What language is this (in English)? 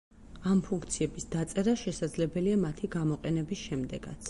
Georgian